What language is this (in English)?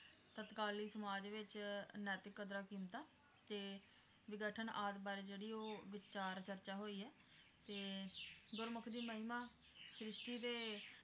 Punjabi